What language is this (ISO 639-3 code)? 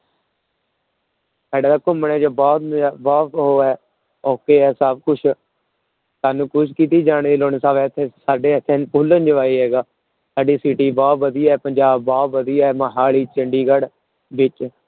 pan